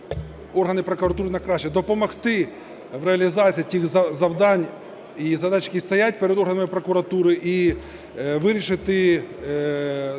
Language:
Ukrainian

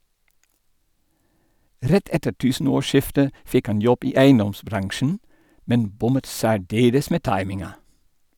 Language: Norwegian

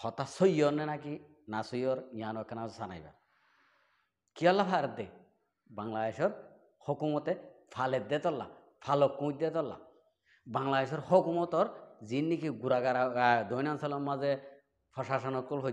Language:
Arabic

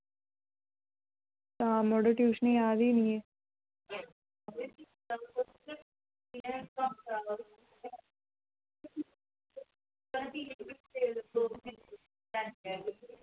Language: Dogri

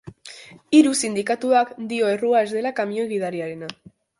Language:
Basque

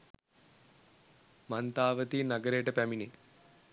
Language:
Sinhala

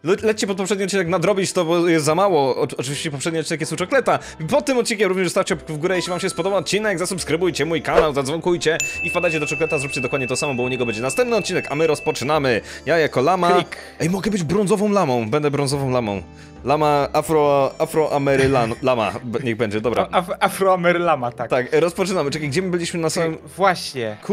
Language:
Polish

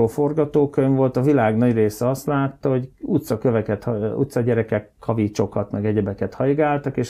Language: Hungarian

